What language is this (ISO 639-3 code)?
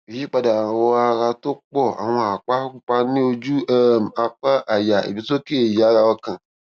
yor